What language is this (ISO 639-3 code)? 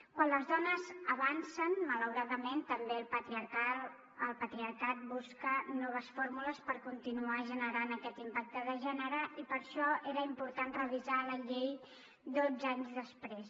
cat